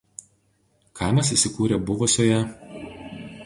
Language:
Lithuanian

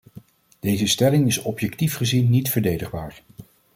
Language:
Dutch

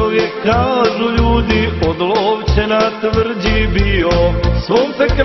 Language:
Romanian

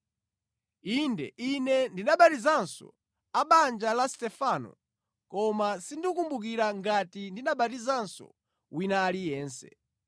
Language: Nyanja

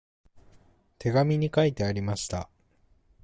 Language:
Japanese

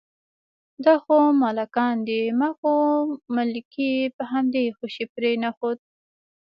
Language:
Pashto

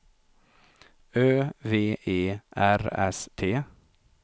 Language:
Swedish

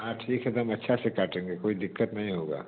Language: Hindi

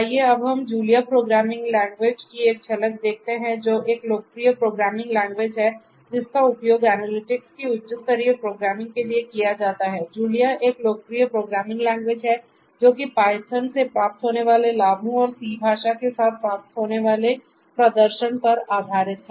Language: Hindi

